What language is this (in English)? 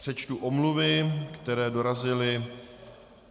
Czech